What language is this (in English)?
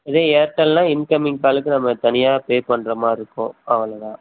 Tamil